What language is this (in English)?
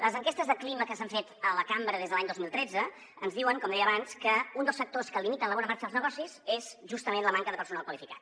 Catalan